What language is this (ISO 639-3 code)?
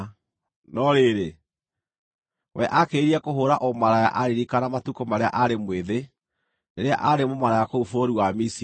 kik